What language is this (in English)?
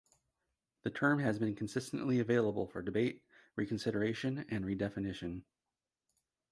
English